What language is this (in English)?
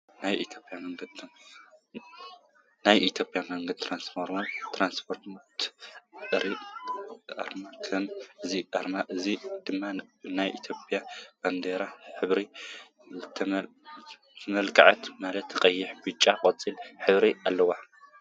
Tigrinya